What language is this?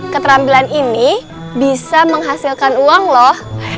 Indonesian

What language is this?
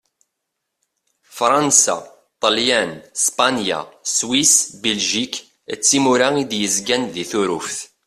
Kabyle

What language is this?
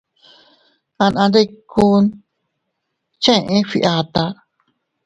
Teutila Cuicatec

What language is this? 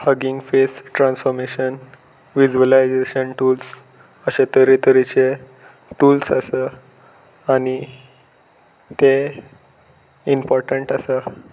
Konkani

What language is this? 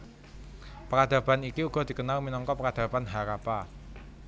Javanese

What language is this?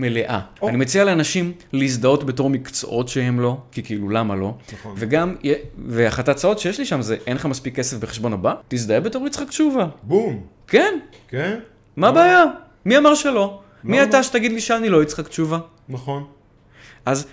Hebrew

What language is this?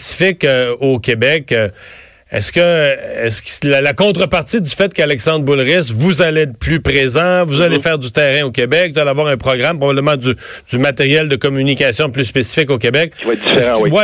French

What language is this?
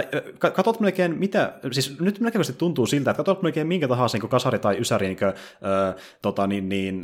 Finnish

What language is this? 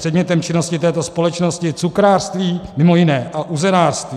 Czech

